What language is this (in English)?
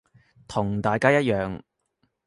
Cantonese